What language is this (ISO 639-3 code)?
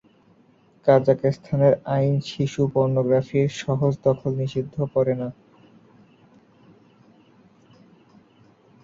ben